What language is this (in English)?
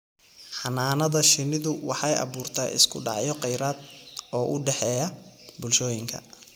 Somali